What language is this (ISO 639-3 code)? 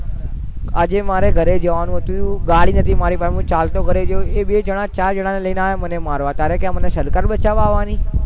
guj